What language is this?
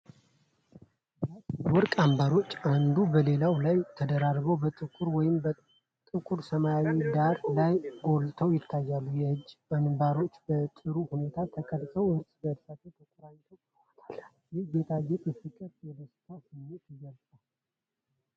Amharic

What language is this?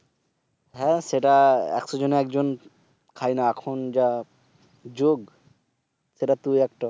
Bangla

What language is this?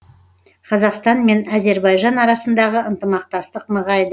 Kazakh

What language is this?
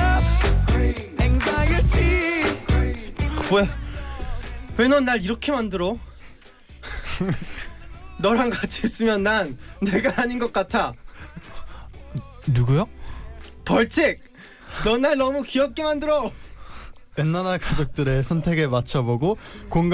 Korean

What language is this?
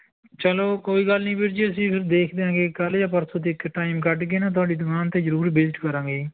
Punjabi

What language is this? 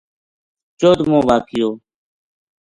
Gujari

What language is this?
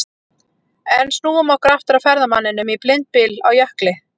Icelandic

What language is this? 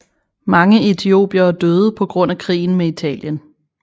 Danish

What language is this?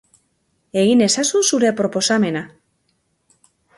Basque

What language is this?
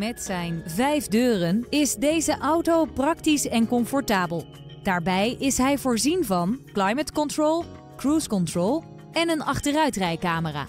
Dutch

